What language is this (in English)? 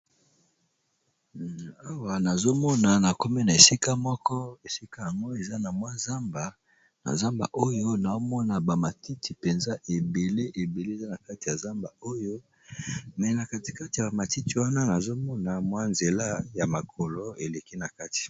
Lingala